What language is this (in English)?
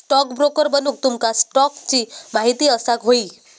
Marathi